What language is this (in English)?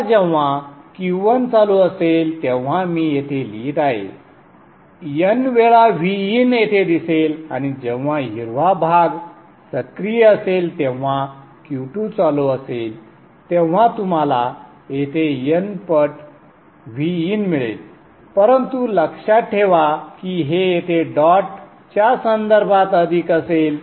Marathi